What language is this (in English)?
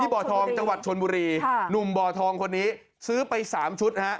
Thai